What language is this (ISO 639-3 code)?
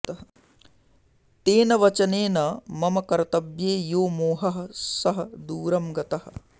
san